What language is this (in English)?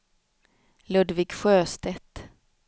Swedish